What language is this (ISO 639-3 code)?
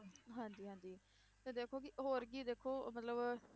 pan